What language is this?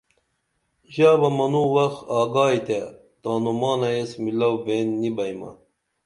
Dameli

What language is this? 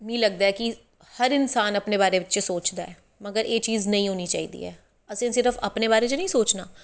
Dogri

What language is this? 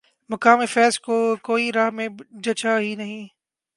Urdu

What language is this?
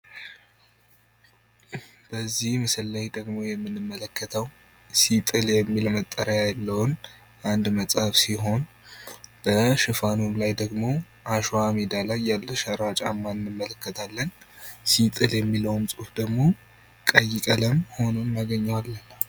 Amharic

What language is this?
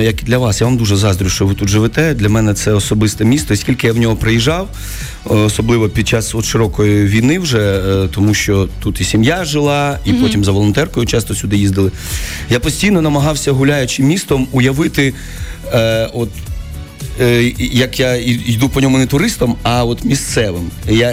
Ukrainian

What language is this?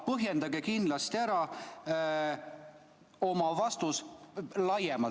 Estonian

